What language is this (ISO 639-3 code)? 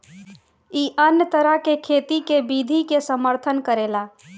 bho